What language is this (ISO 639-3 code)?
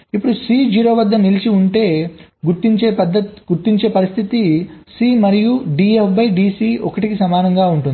tel